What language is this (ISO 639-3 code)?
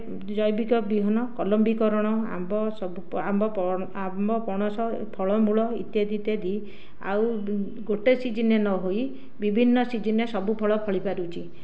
ori